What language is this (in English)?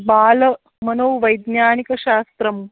Sanskrit